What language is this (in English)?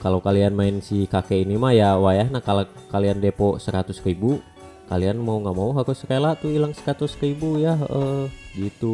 Indonesian